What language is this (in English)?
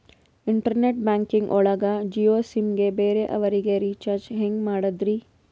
Kannada